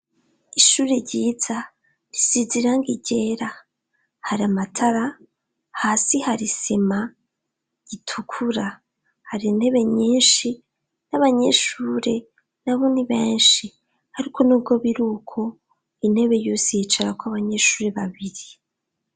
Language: Rundi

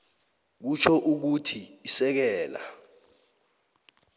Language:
South Ndebele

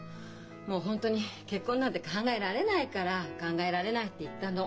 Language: Japanese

